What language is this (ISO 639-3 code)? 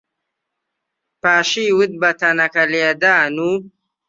ckb